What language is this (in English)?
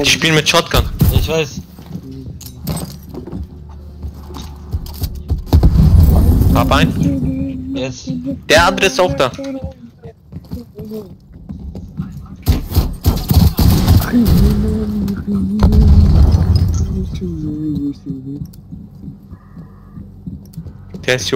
German